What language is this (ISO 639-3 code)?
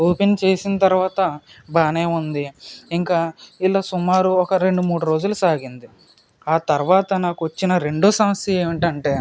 tel